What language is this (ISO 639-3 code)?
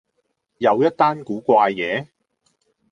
yue